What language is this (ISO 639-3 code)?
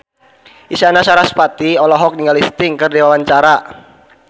sun